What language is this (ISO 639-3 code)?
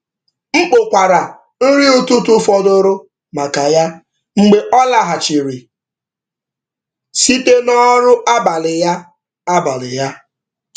ibo